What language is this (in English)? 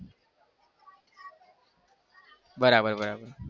Gujarati